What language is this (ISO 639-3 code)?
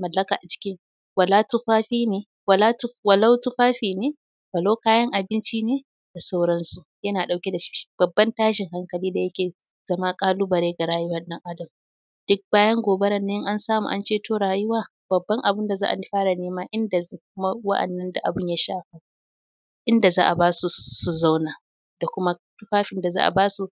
hau